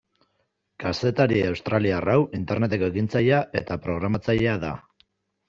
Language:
Basque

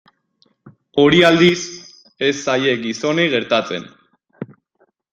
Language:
Basque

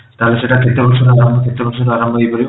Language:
Odia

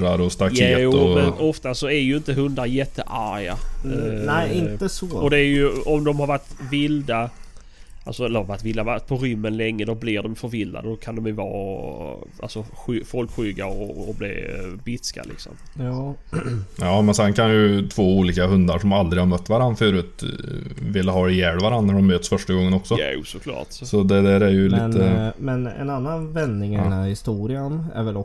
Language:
Swedish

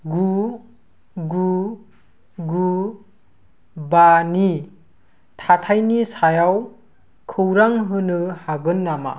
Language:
Bodo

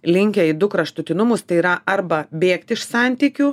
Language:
Lithuanian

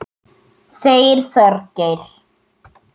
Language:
Icelandic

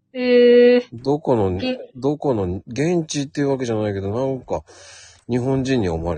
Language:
Japanese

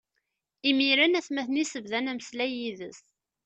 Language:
Kabyle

